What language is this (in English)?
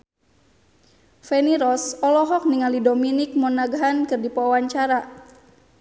Sundanese